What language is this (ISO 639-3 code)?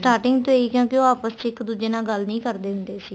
pan